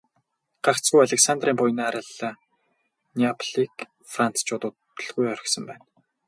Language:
Mongolian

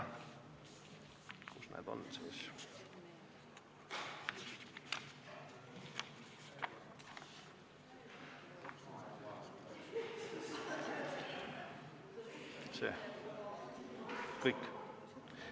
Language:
Estonian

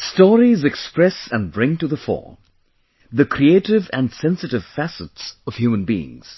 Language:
English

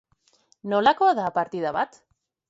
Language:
Basque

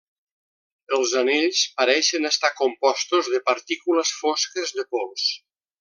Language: Catalan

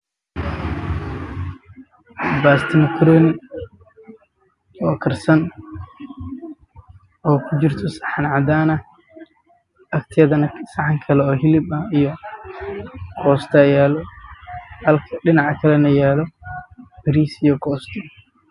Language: Somali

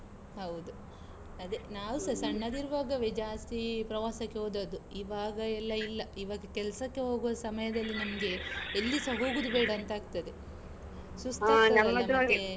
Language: Kannada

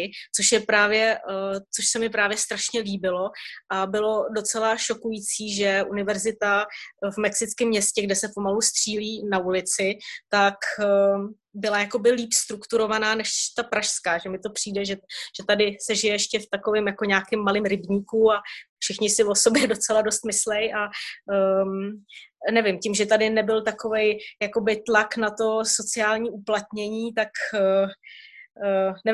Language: Czech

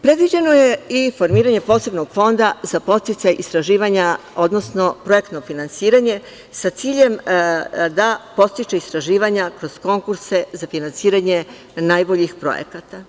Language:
Serbian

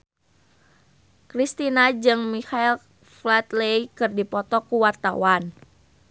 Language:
Sundanese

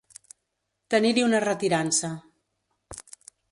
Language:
Catalan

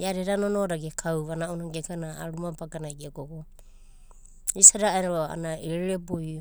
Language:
Abadi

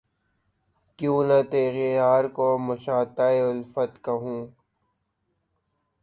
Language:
Urdu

